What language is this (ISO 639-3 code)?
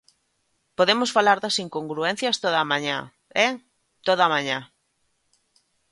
glg